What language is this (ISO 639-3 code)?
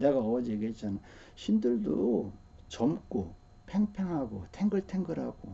kor